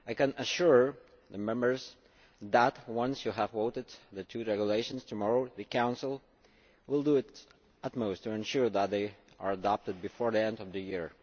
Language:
English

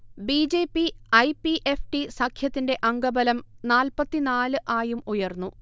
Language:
Malayalam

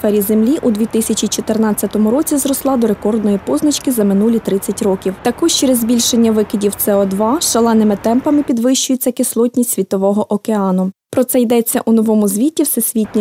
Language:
Ukrainian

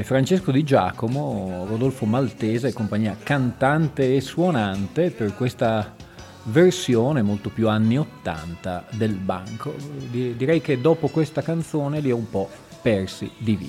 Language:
Italian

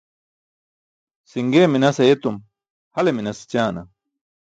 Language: Burushaski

